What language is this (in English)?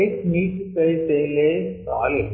Telugu